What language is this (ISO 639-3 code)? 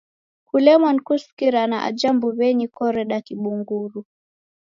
dav